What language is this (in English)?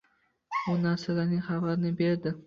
Uzbek